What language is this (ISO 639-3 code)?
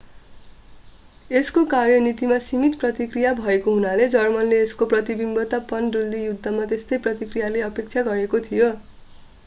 nep